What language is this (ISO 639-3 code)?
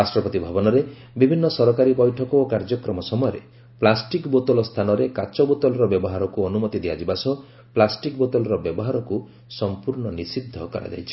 ori